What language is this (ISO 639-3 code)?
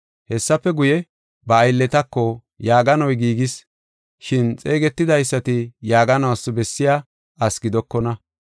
gof